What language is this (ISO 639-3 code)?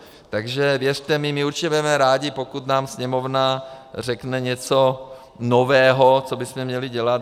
ces